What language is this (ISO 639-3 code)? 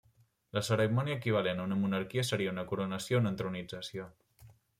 cat